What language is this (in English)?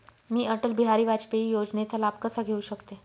Marathi